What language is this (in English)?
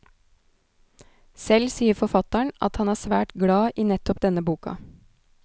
Norwegian